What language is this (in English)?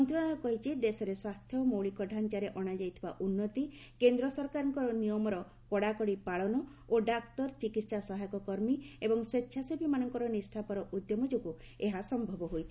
Odia